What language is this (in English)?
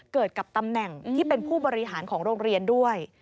Thai